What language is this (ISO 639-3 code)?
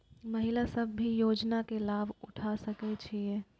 mai